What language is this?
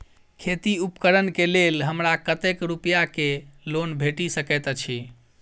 Maithili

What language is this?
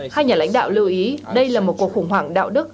Vietnamese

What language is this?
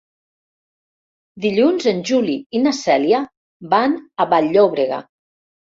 Catalan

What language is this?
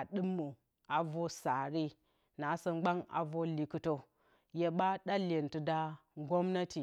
Bacama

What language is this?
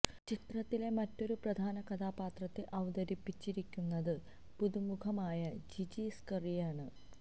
Malayalam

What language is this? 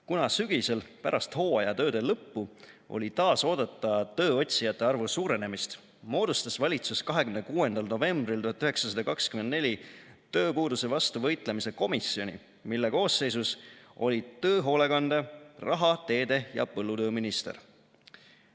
Estonian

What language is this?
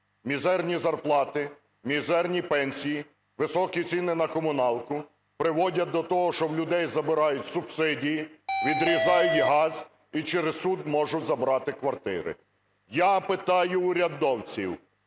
Ukrainian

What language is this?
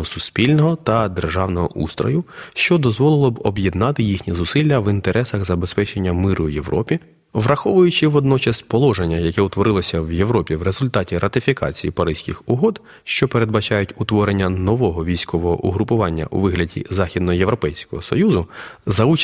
Ukrainian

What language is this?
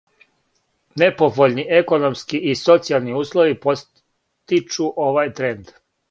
Serbian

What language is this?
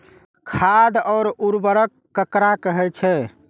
Maithili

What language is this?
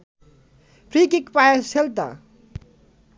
Bangla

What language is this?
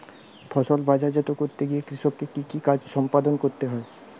Bangla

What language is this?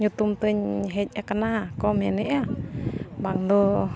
Santali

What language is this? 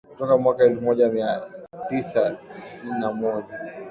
Swahili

